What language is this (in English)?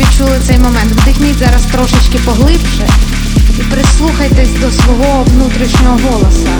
Ukrainian